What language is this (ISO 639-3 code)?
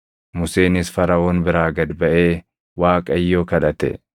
orm